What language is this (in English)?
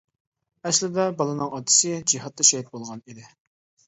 Uyghur